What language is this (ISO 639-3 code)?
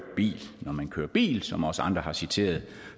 dan